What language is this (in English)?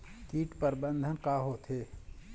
Chhattisgarhi